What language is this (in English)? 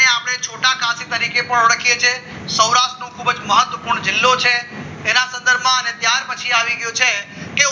Gujarati